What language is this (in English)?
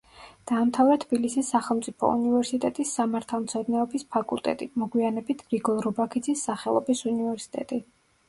Georgian